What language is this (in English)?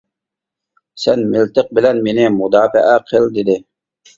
Uyghur